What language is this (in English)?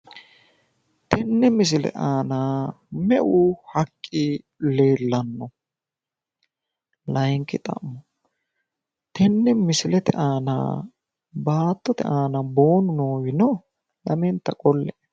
Sidamo